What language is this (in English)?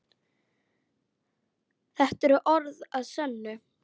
Icelandic